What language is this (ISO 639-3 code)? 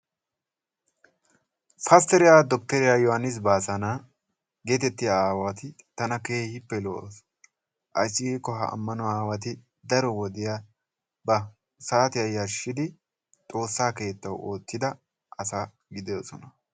wal